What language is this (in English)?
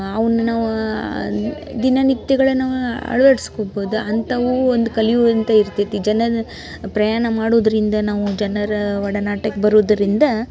Kannada